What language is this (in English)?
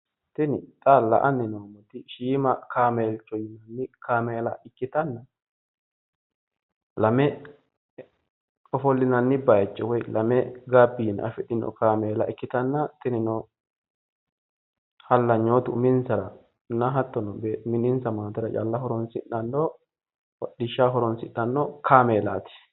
Sidamo